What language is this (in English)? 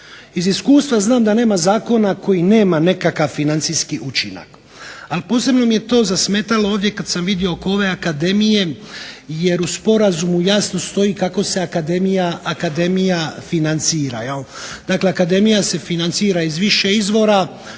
Croatian